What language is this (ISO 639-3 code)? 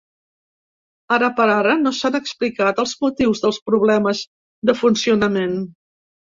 cat